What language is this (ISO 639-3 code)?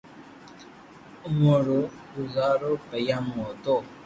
lrk